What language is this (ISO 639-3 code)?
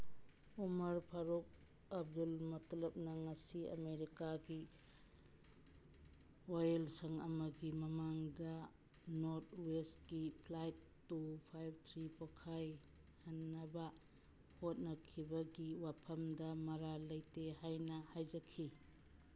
mni